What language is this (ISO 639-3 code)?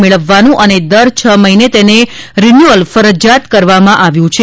guj